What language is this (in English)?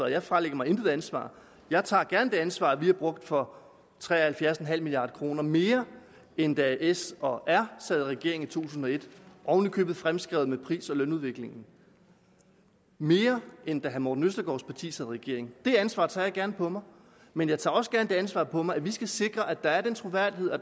Danish